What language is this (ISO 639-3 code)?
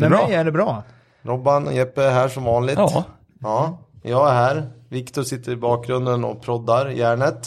swe